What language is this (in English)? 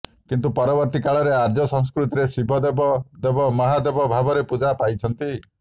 Odia